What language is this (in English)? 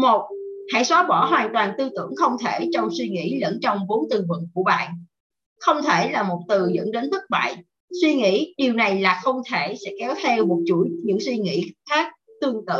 Vietnamese